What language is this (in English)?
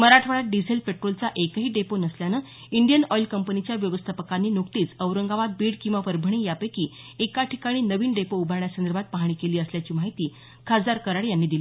Marathi